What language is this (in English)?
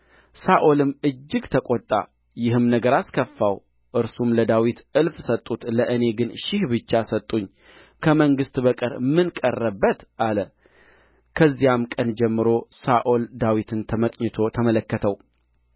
Amharic